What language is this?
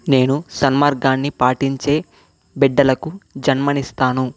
Telugu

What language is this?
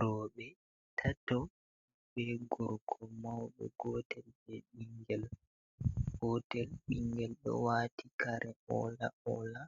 Fula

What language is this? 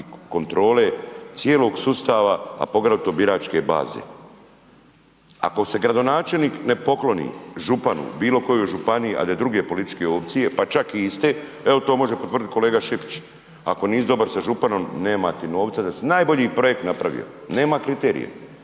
Croatian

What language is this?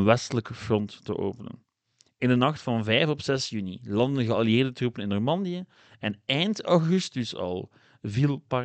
Dutch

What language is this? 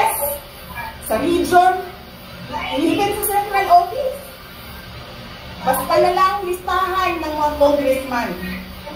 Filipino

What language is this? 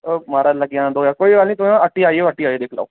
Dogri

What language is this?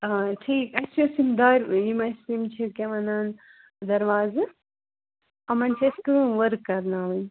Kashmiri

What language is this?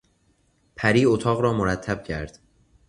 Persian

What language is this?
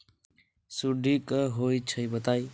Magahi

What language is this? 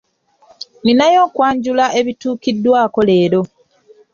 Ganda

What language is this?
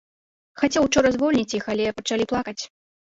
Belarusian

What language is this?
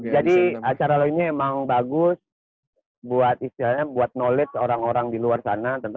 Indonesian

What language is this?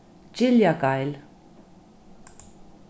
Faroese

